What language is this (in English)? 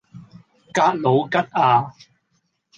Cantonese